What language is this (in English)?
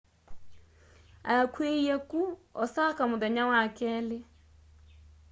Kamba